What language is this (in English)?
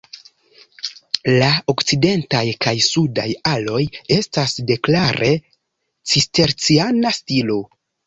Esperanto